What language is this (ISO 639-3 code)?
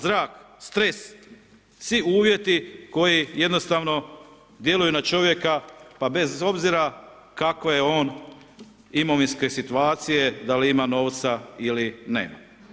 hrv